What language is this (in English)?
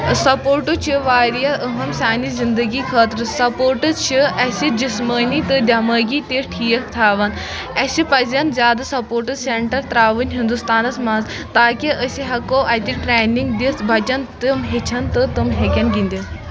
Kashmiri